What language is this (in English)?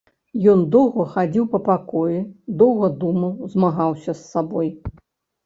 Belarusian